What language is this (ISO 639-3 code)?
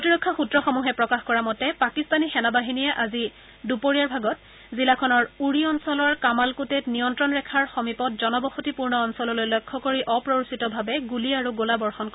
asm